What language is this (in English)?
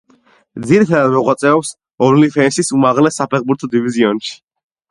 Georgian